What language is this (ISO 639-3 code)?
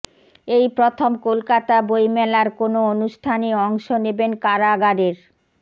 ben